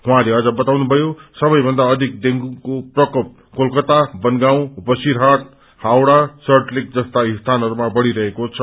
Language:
Nepali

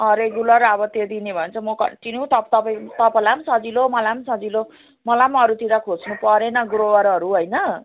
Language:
Nepali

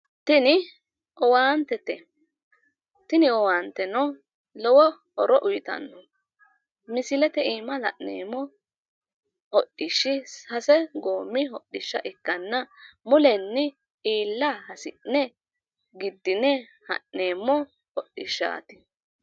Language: Sidamo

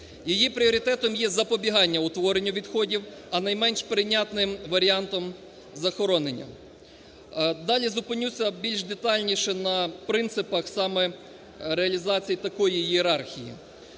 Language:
Ukrainian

